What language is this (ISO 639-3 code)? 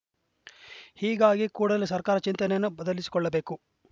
kan